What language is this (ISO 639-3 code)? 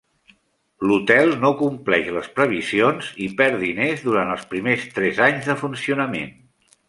cat